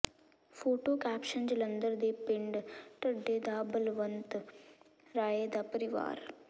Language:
Punjabi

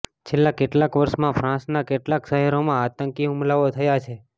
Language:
Gujarati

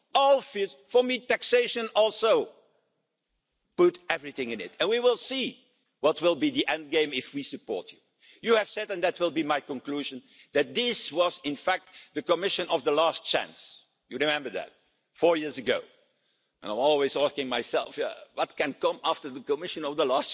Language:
English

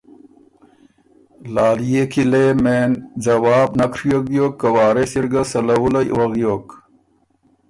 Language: Ormuri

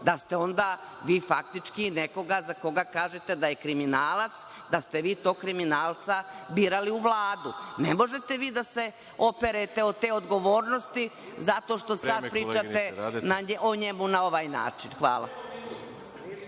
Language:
Serbian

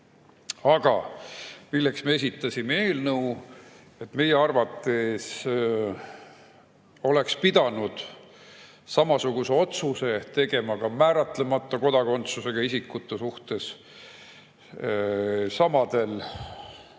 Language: Estonian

